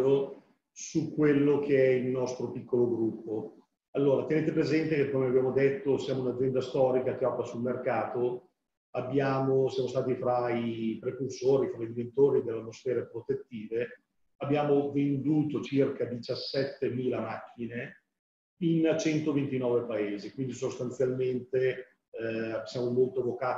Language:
Italian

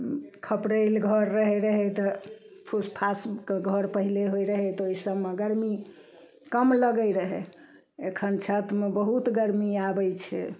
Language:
Maithili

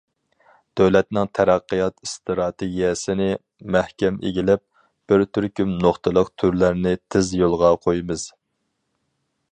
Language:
Uyghur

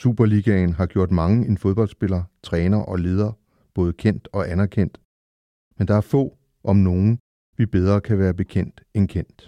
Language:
Danish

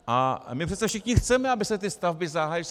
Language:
Czech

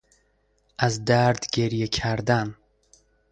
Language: Persian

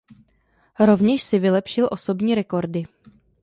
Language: Czech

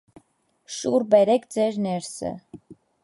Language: Armenian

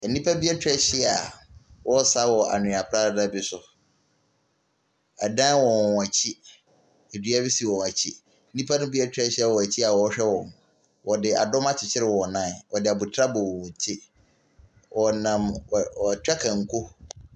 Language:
Akan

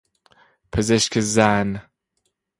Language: Persian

